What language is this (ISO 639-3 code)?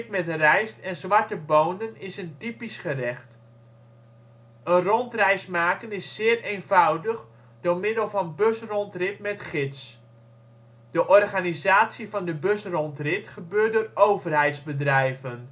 nld